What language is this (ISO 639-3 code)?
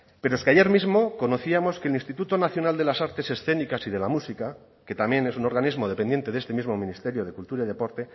spa